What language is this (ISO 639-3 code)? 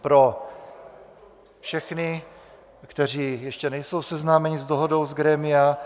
ces